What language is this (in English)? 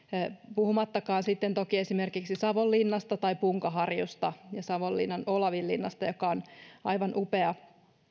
Finnish